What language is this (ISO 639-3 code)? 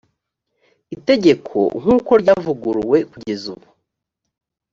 kin